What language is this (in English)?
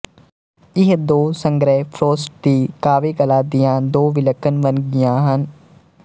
Punjabi